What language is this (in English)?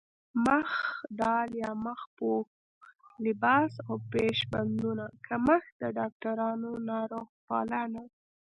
Pashto